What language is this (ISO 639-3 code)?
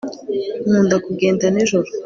kin